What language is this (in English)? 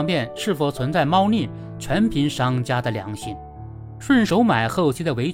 Chinese